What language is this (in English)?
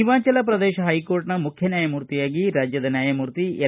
Kannada